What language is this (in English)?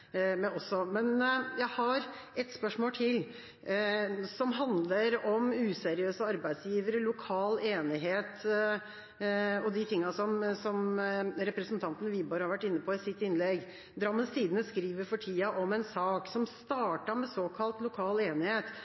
Norwegian Bokmål